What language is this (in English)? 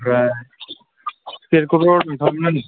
Bodo